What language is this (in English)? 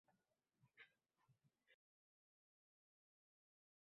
Uzbek